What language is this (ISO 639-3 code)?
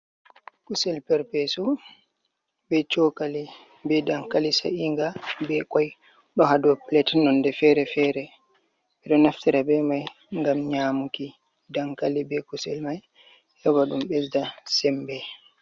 ful